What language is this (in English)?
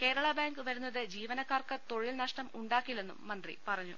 Malayalam